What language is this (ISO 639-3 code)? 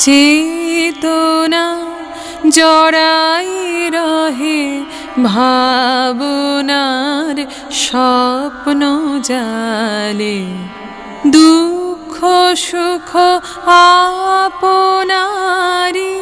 hin